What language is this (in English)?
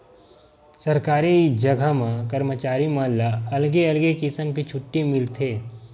Chhattisgarhi